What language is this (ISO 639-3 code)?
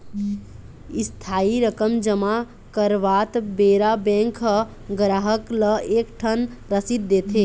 hne